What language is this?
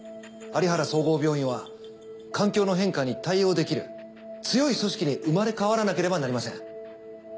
Japanese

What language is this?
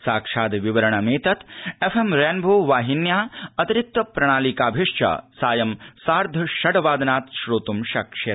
Sanskrit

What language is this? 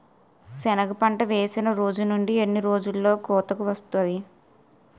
Telugu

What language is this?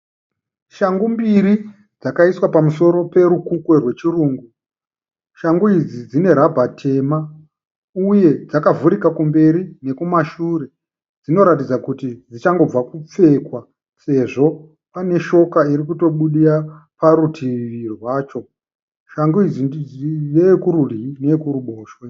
Shona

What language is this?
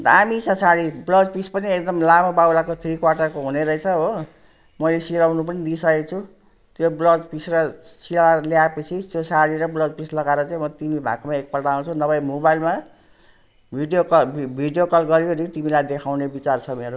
Nepali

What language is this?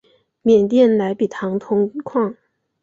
Chinese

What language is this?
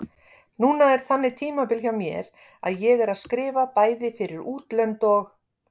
Icelandic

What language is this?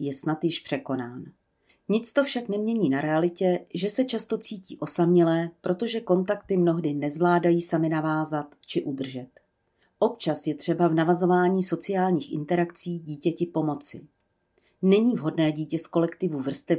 Czech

